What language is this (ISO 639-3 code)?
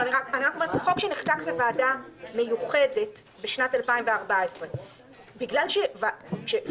heb